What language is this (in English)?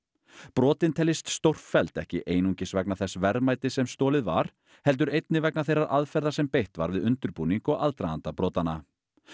Icelandic